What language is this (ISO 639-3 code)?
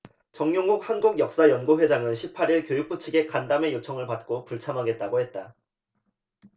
kor